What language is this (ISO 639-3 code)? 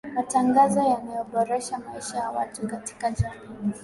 swa